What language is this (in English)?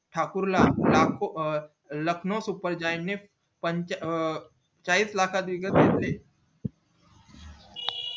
Marathi